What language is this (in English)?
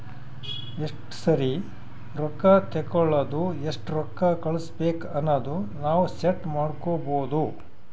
Kannada